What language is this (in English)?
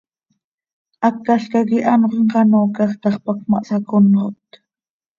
Seri